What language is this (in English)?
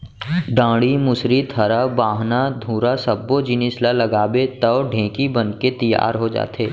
Chhattisgarhi